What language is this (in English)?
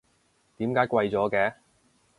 Cantonese